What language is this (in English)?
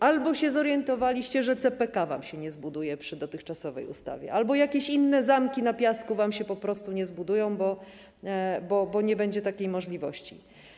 Polish